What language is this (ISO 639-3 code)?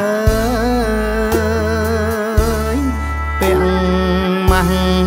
tha